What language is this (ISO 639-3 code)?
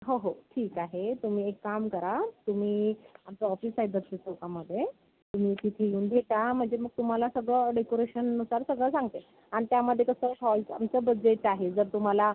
mar